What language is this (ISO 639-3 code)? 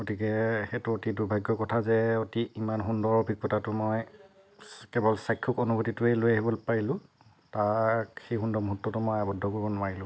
asm